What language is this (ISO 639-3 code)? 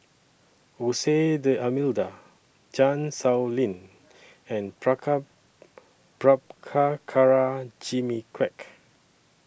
eng